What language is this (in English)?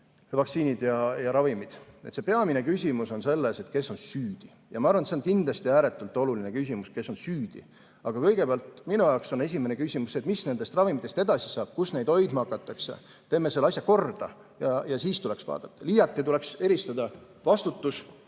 Estonian